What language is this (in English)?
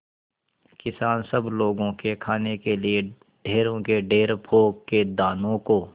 Hindi